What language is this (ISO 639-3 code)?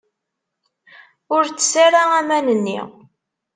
kab